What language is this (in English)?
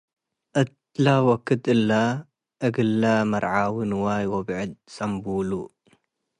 Tigre